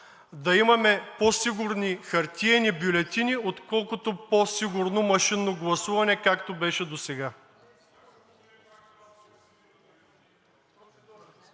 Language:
Bulgarian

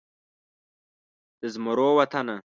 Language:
Pashto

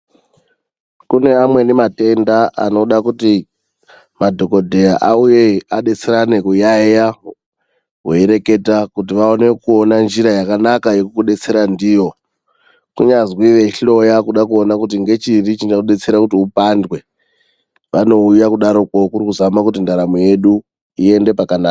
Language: Ndau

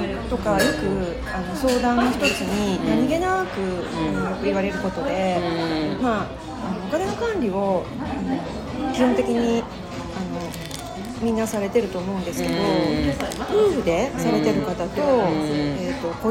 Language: Japanese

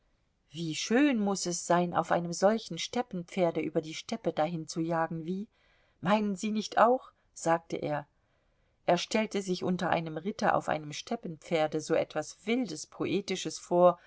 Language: German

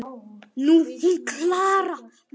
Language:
Icelandic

